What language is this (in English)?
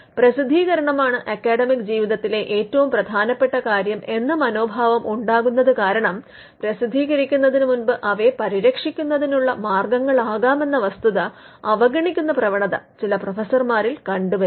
Malayalam